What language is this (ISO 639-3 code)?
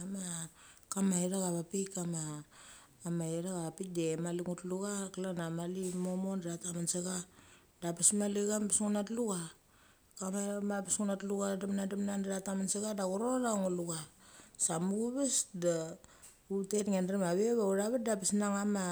gcc